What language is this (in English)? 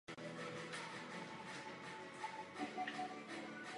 Czech